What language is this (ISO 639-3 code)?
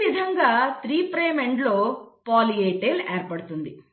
tel